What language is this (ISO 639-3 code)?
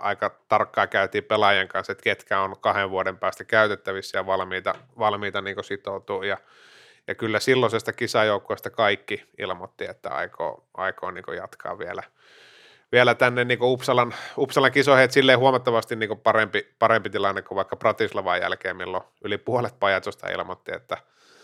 fin